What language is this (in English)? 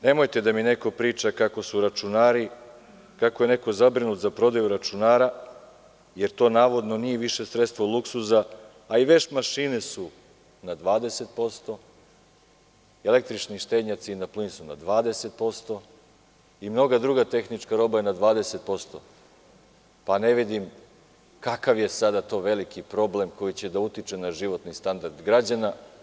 Serbian